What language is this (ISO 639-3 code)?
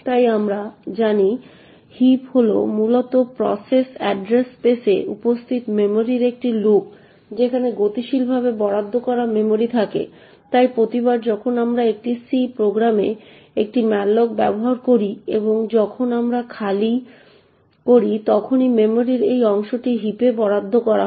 ben